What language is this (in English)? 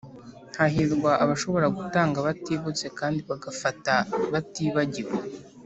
Kinyarwanda